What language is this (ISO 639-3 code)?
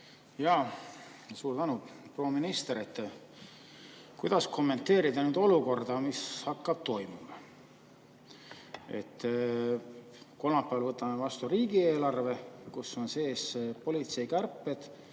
est